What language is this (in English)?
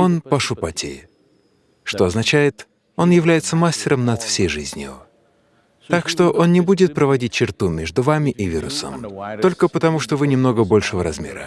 Russian